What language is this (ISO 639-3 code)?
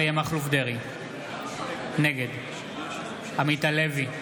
heb